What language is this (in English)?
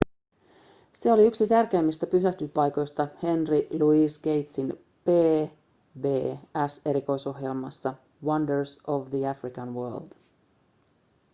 Finnish